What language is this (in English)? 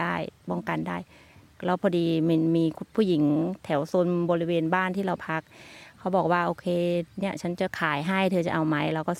Thai